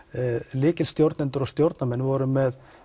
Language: Icelandic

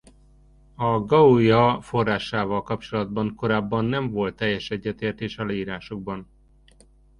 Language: Hungarian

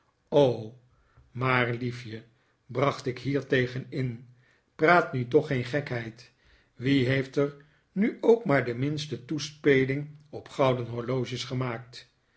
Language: Dutch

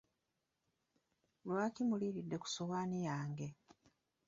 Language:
Ganda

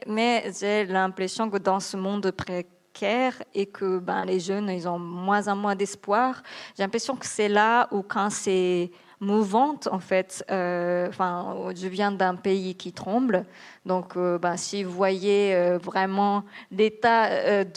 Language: French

